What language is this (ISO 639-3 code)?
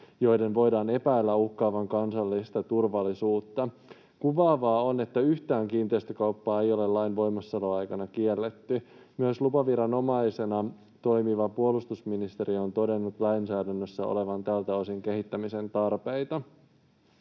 fin